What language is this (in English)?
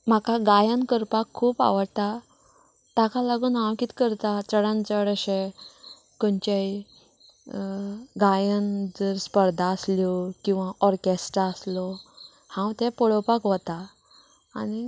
Konkani